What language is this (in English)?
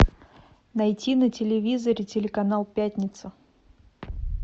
Russian